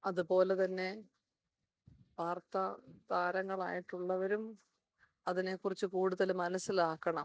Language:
Malayalam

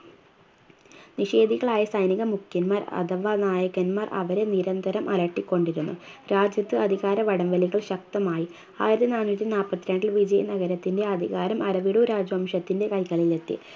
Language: Malayalam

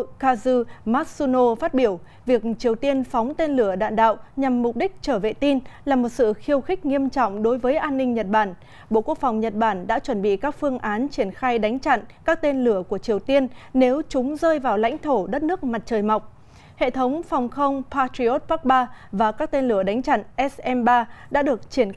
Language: Vietnamese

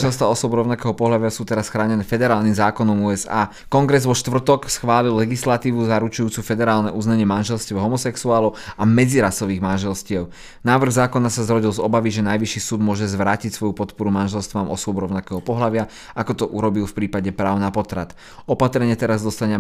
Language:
Slovak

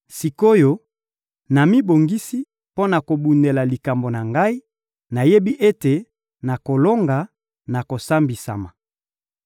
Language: Lingala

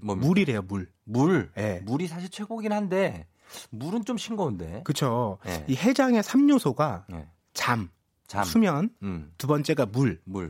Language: Korean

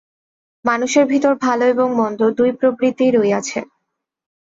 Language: Bangla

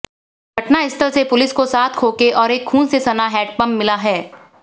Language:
Hindi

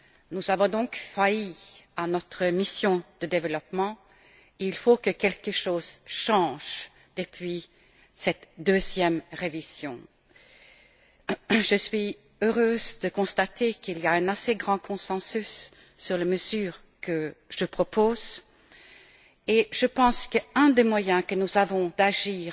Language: French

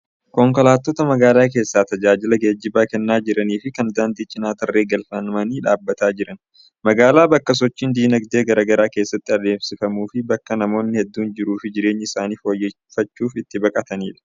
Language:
Oromo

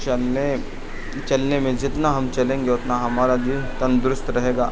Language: Urdu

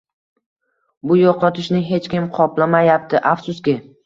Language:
Uzbek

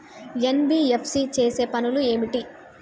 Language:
Telugu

